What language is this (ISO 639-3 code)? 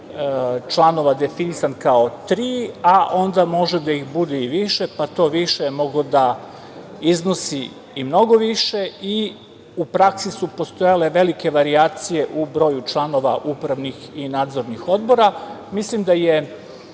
srp